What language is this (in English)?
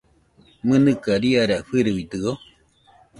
Nüpode Huitoto